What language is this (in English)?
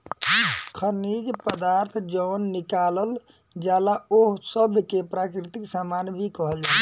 Bhojpuri